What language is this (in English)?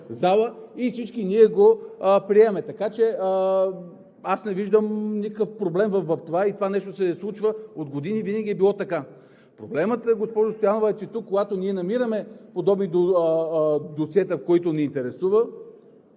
Bulgarian